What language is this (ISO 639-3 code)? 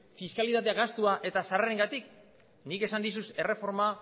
eus